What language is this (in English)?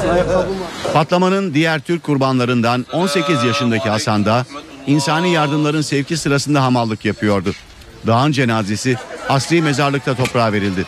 Turkish